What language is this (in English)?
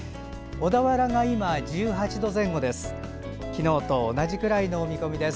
Japanese